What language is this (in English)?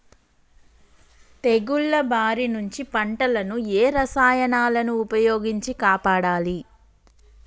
Telugu